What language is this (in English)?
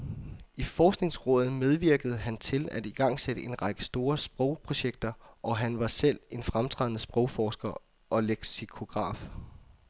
Danish